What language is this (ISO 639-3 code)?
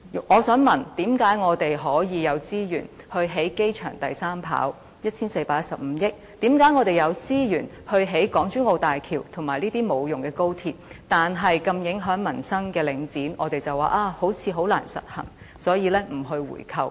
yue